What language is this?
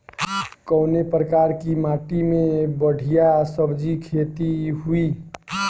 Bhojpuri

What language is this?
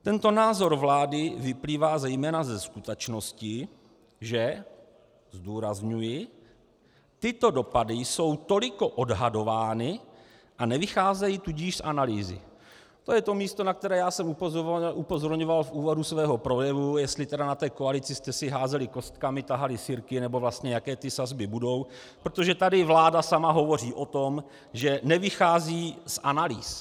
Czech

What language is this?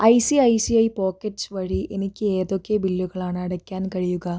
Malayalam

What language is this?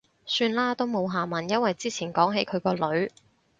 Cantonese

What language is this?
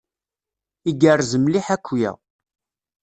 Kabyle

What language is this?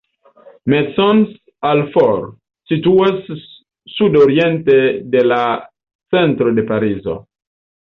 Esperanto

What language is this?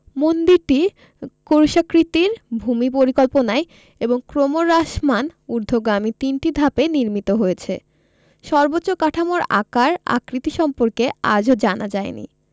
Bangla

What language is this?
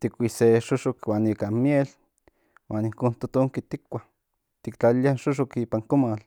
Central Nahuatl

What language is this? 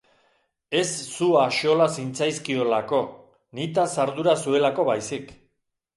Basque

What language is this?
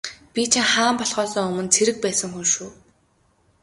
Mongolian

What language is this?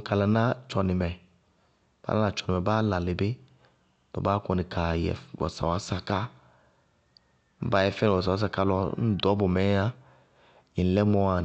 Bago-Kusuntu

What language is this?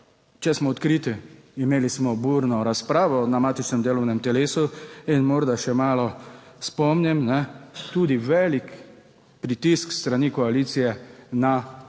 Slovenian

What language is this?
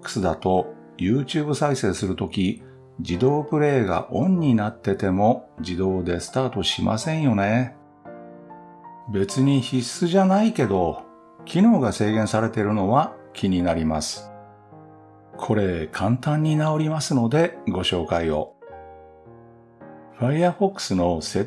Japanese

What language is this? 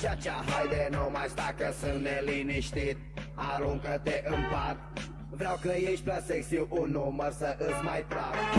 Romanian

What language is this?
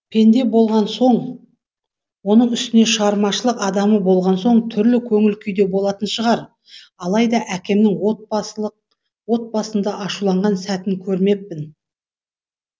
Kazakh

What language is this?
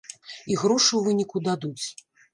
Belarusian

